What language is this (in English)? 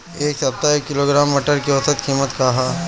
Bhojpuri